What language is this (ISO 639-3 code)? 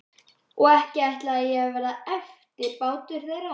isl